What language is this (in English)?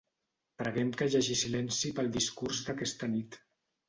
Catalan